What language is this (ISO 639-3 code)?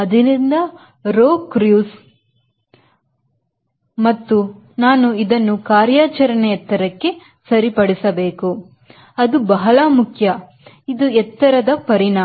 kan